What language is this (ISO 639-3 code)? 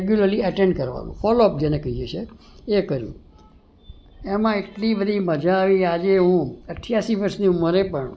guj